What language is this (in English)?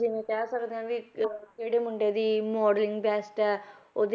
Punjabi